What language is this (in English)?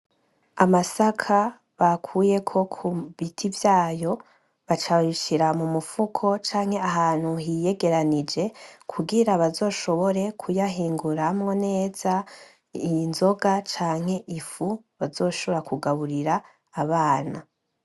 Rundi